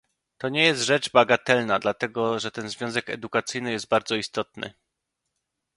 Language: Polish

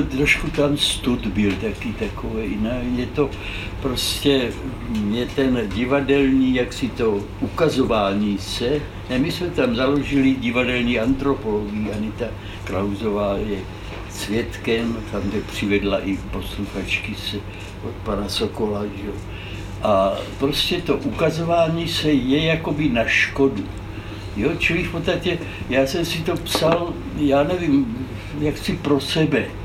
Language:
Czech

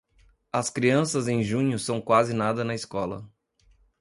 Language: Portuguese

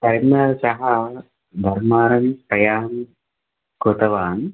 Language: Sanskrit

